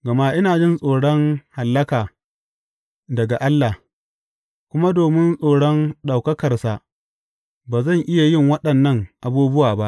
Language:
Hausa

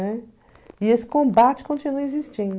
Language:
Portuguese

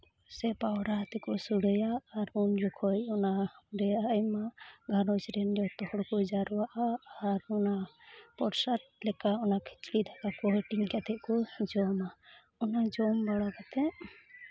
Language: Santali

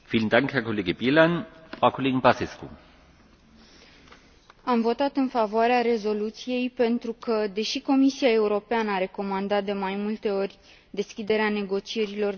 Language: Romanian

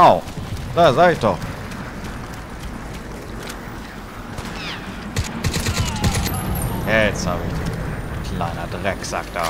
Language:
German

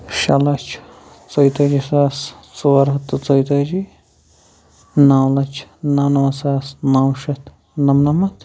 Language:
Kashmiri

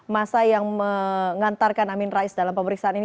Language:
Indonesian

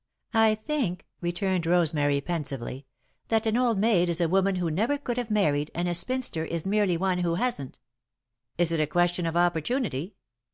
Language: English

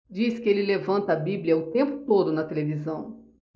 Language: Portuguese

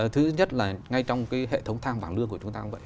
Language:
Vietnamese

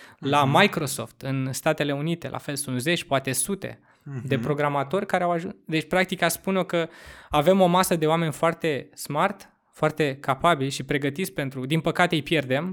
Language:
Romanian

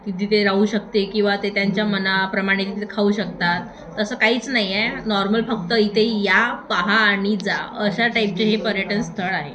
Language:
Marathi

